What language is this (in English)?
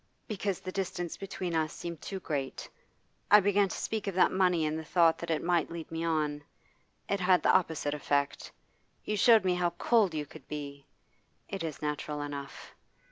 English